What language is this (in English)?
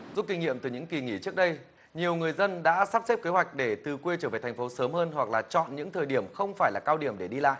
Vietnamese